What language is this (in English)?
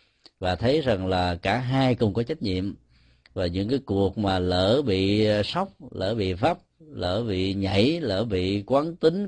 Vietnamese